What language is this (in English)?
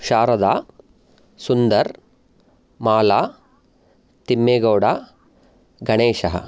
Sanskrit